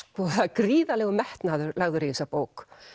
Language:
Icelandic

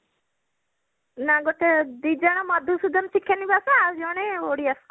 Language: Odia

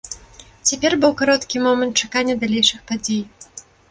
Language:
Belarusian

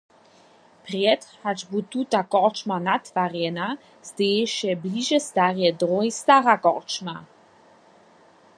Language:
Upper Sorbian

